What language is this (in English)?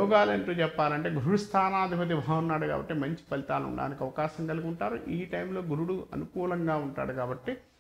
Hindi